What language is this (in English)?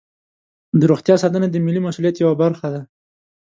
Pashto